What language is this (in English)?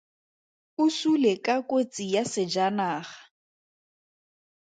Tswana